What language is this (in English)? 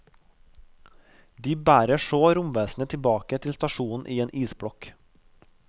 Norwegian